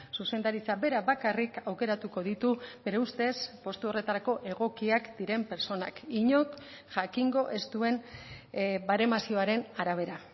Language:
Basque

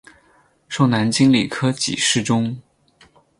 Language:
Chinese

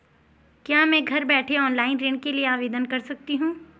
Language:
Hindi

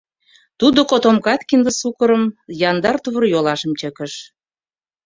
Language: Mari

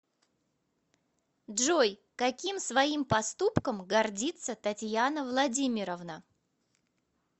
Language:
Russian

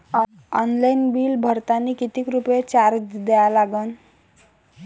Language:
Marathi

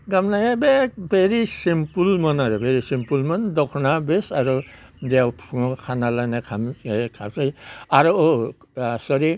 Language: Bodo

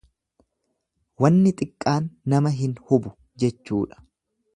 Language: Oromo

